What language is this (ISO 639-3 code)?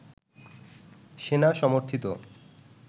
ben